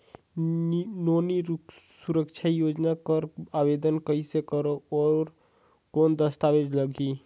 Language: Chhattisgarhi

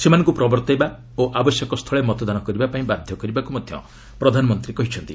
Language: Odia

